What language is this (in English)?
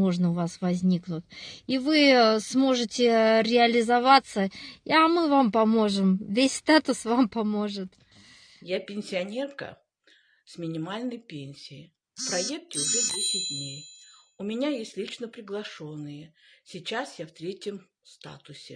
Russian